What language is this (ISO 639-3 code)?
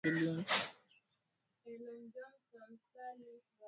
swa